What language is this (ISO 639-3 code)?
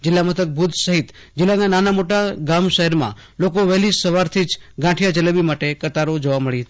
guj